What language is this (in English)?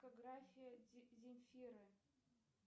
Russian